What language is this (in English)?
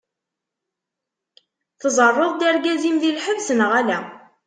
Kabyle